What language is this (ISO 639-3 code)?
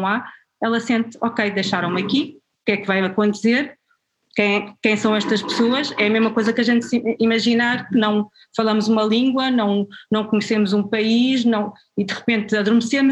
por